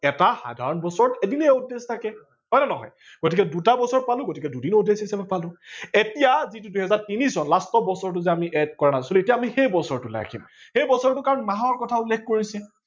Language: Assamese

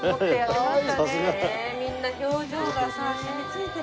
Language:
Japanese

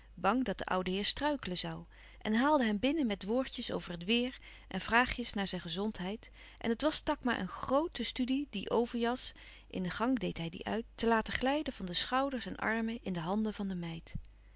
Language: Dutch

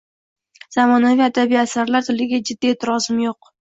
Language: Uzbek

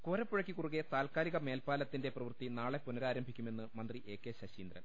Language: Malayalam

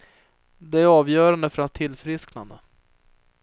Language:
Swedish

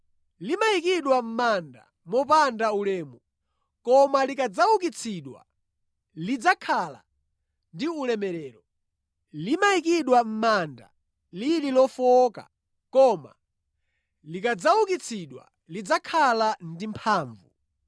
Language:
Nyanja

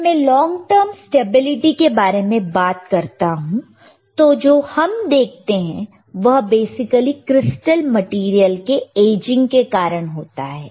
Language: Hindi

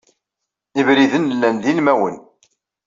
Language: Kabyle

